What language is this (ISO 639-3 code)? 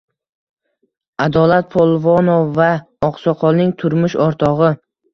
uzb